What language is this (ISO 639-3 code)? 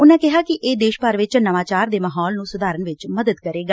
pan